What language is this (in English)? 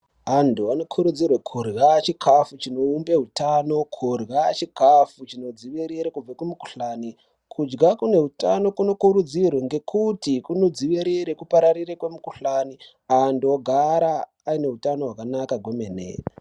Ndau